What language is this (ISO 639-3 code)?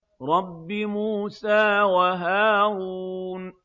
ara